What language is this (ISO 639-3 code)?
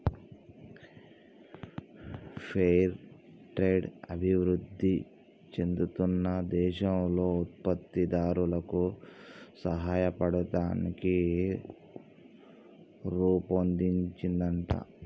tel